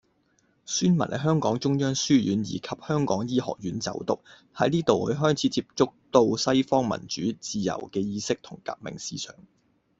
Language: Cantonese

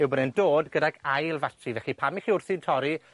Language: Welsh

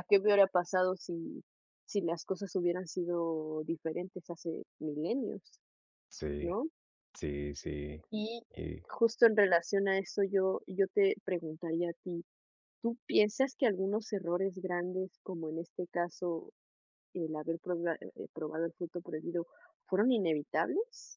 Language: Spanish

